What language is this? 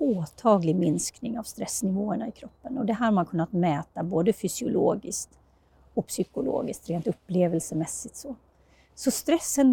Swedish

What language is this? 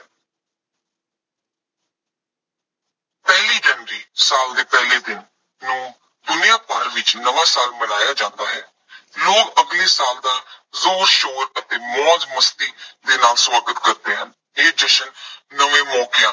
Punjabi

